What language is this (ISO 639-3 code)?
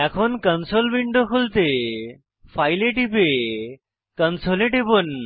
ben